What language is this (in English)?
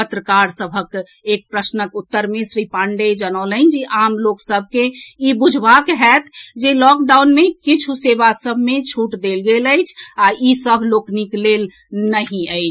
Maithili